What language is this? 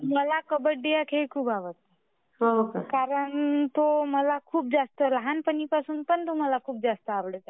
Marathi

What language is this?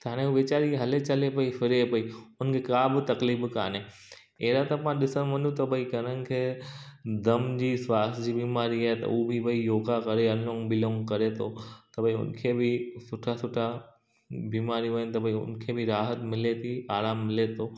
Sindhi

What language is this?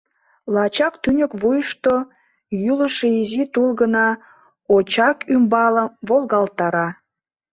Mari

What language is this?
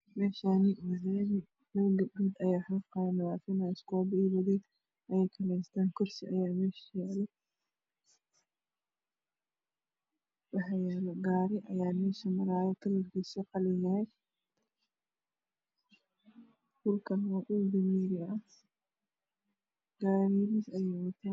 Somali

